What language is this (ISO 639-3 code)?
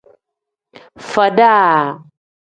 kdh